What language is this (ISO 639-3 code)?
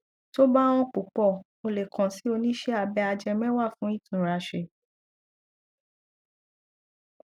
yor